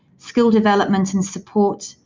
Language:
English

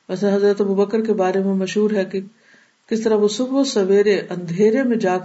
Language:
Urdu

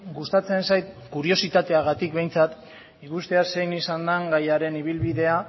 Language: Basque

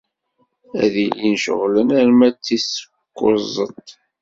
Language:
Kabyle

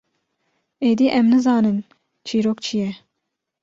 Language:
Kurdish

